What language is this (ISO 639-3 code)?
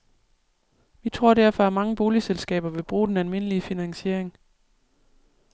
dan